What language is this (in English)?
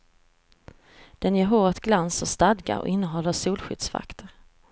Swedish